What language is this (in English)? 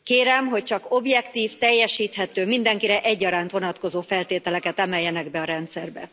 Hungarian